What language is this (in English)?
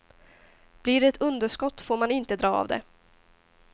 Swedish